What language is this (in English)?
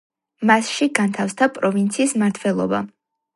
Georgian